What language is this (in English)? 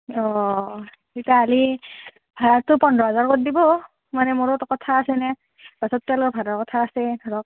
Assamese